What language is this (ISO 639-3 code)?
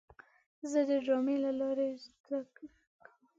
pus